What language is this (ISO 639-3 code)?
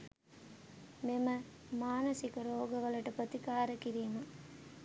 sin